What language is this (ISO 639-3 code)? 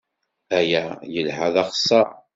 kab